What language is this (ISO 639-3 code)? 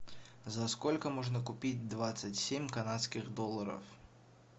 rus